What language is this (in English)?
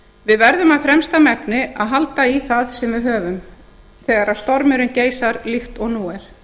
Icelandic